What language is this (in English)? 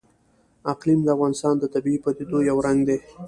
Pashto